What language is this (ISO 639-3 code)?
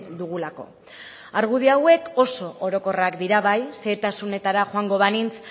eus